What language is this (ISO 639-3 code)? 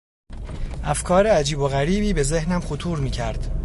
fas